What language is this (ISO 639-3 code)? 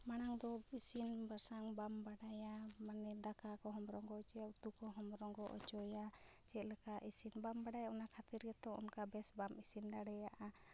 sat